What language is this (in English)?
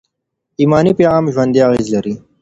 Pashto